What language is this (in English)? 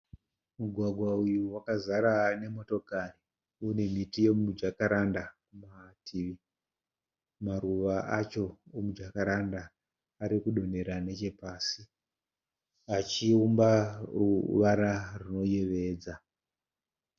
Shona